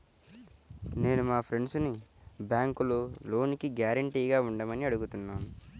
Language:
Telugu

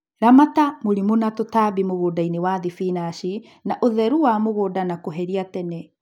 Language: Kikuyu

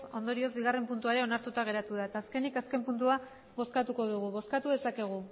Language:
Basque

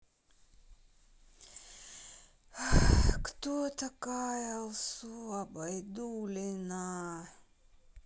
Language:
Russian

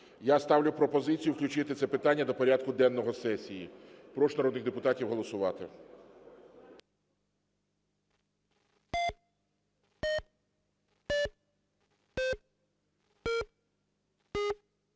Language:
Ukrainian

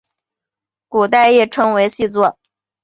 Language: Chinese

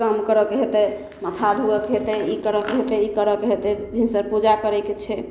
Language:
Maithili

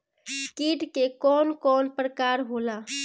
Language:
Bhojpuri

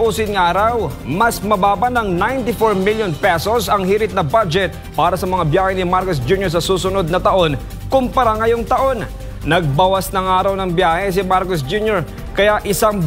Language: Filipino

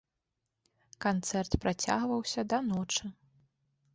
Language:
Belarusian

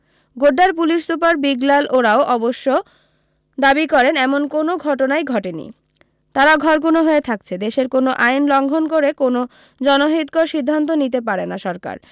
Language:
Bangla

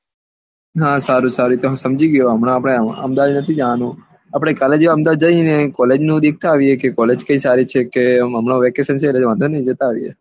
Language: Gujarati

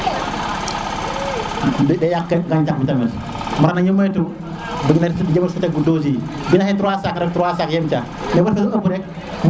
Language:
Serer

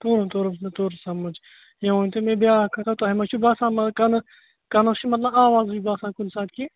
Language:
Kashmiri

